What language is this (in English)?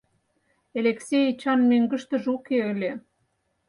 Mari